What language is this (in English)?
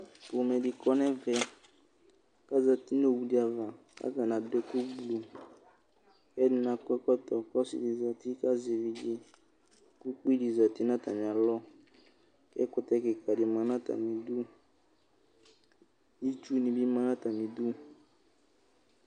Ikposo